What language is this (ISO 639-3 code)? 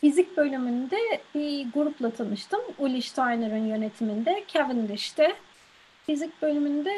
tur